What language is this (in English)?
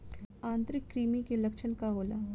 Bhojpuri